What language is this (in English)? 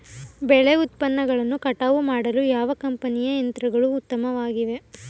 Kannada